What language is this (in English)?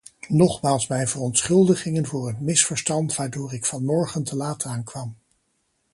Dutch